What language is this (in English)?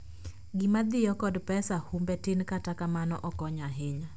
Luo (Kenya and Tanzania)